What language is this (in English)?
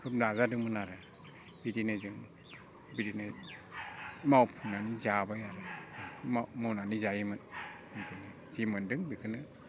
Bodo